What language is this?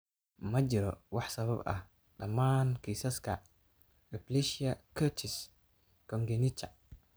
Somali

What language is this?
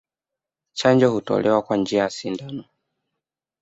Swahili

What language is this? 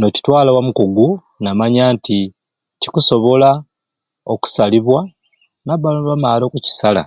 Ruuli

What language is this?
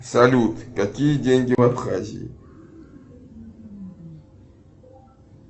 Russian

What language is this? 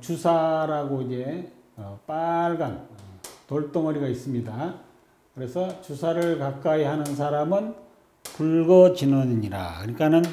Korean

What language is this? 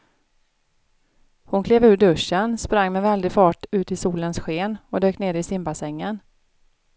Swedish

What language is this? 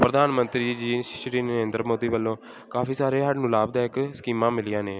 Punjabi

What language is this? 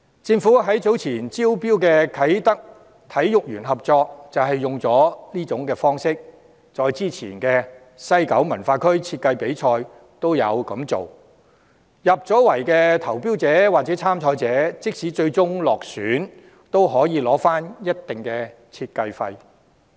Cantonese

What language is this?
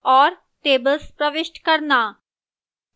Hindi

